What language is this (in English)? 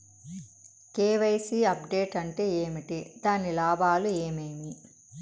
Telugu